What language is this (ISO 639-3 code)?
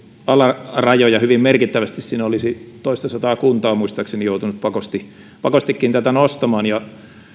fin